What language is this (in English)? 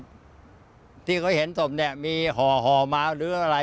Thai